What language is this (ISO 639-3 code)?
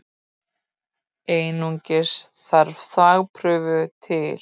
isl